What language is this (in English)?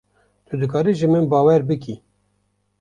Kurdish